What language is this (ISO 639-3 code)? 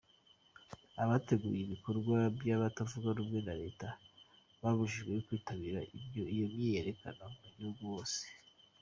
kin